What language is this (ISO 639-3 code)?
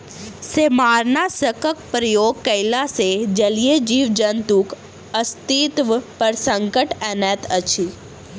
mai